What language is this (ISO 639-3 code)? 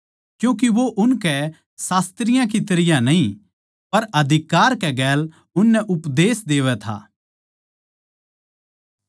bgc